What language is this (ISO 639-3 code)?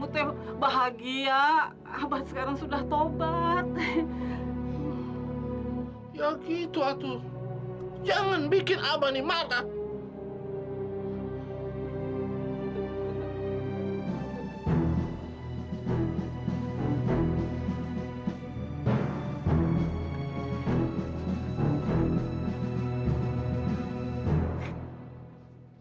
ind